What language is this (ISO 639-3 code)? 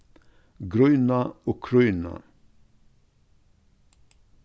fao